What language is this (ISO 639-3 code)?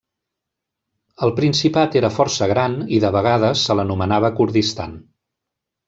cat